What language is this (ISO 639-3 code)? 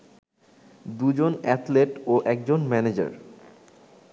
ben